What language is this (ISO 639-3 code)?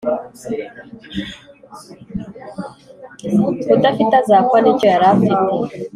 kin